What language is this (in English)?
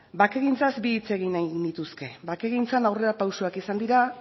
Basque